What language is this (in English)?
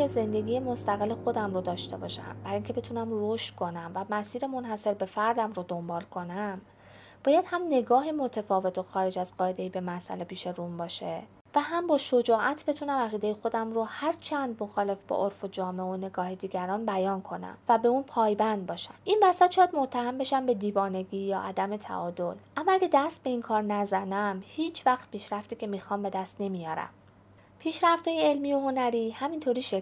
Persian